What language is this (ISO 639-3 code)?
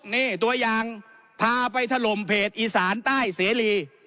tha